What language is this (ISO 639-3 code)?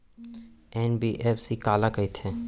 hne